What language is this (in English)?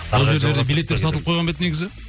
Kazakh